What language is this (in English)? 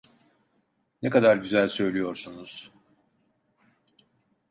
Turkish